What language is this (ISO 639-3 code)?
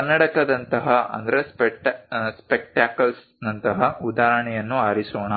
kan